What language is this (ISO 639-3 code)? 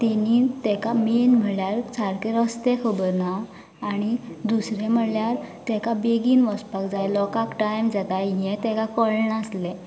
kok